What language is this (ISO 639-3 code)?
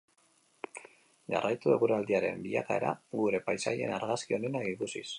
eus